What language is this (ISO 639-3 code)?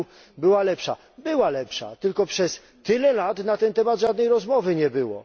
pol